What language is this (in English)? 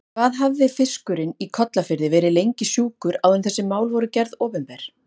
Icelandic